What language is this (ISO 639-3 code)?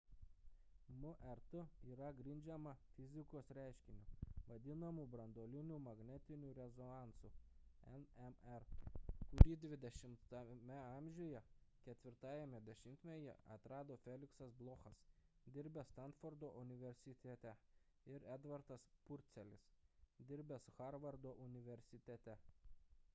lit